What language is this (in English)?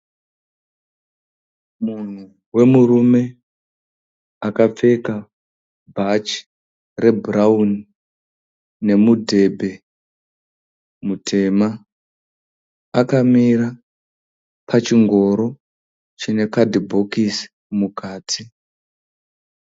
Shona